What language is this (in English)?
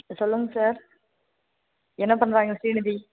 Tamil